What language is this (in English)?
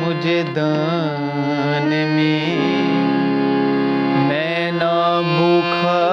Urdu